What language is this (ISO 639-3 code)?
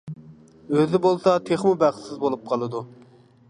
uig